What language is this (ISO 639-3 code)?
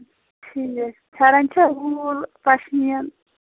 kas